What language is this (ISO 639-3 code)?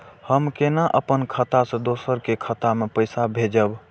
mai